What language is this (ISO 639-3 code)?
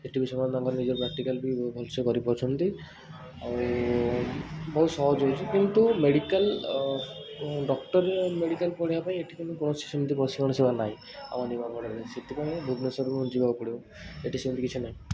ori